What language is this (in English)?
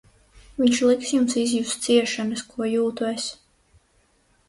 Latvian